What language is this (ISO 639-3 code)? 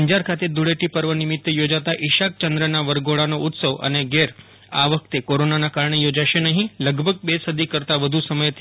guj